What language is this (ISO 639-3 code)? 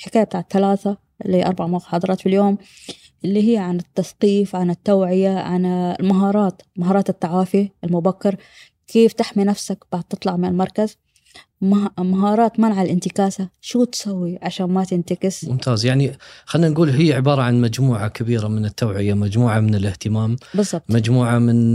ara